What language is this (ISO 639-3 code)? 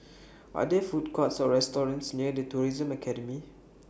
eng